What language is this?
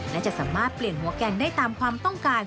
Thai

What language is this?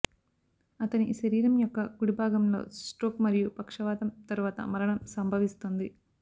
Telugu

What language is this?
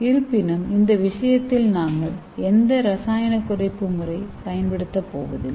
Tamil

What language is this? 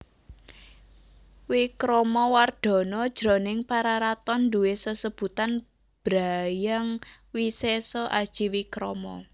Javanese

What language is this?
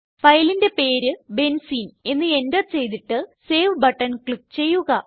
Malayalam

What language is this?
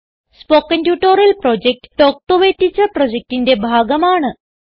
Malayalam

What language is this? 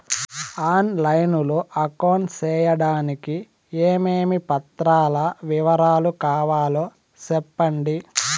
Telugu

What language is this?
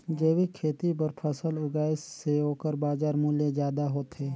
Chhattisgarhi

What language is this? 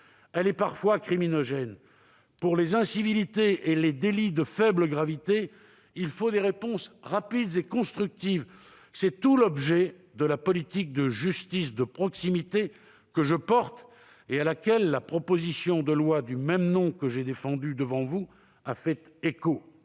French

